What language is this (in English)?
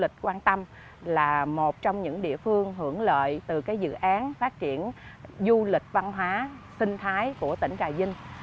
Vietnamese